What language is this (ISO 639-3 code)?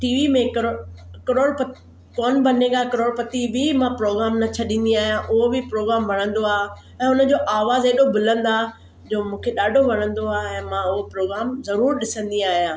snd